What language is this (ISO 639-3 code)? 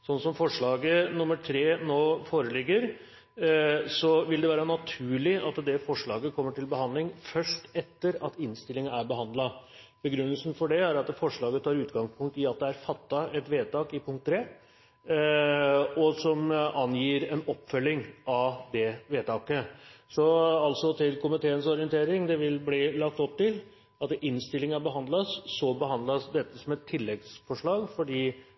nob